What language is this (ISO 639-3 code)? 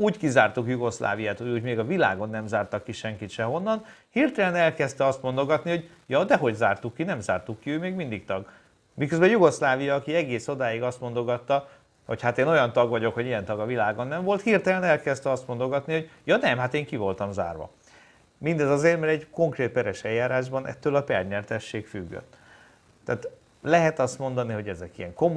hun